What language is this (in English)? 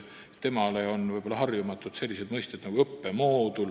Estonian